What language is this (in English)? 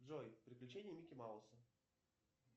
Russian